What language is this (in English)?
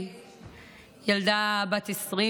Hebrew